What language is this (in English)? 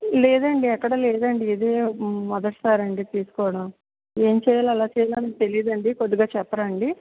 Telugu